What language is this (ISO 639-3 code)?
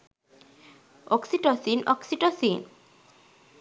sin